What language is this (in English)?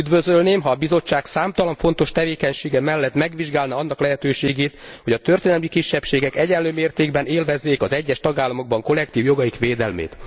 Hungarian